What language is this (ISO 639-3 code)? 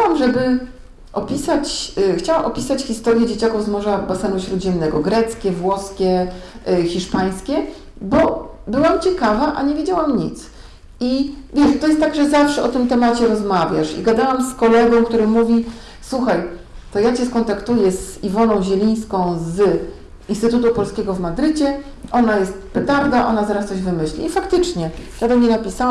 pol